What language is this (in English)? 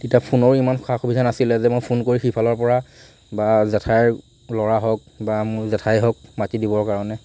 Assamese